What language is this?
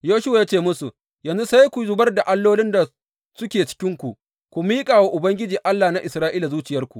Hausa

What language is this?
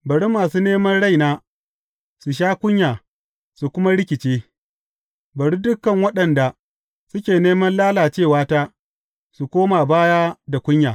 Hausa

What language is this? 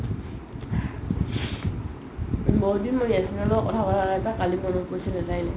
Assamese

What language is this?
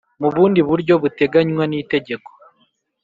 Kinyarwanda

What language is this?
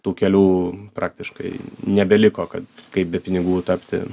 Lithuanian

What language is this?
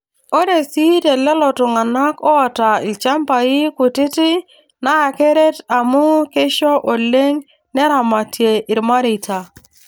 Masai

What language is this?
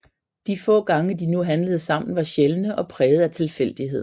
Danish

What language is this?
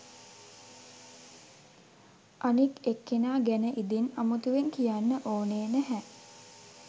Sinhala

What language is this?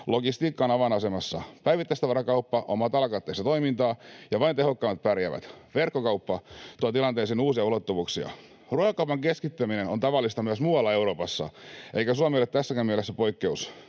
Finnish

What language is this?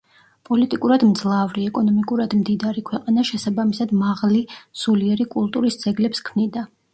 Georgian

